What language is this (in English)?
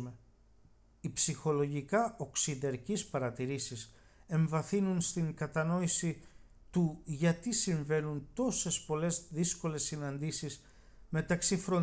Greek